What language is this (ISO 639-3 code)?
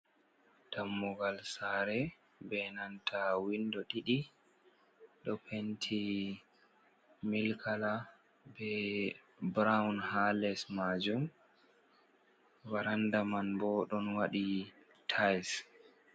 ful